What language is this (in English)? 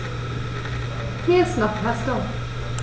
German